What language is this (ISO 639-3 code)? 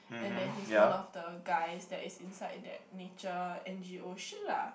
eng